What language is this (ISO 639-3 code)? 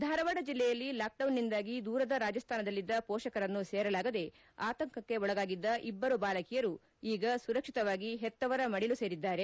kan